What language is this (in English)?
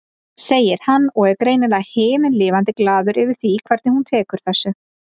Icelandic